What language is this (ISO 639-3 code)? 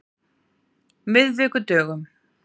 isl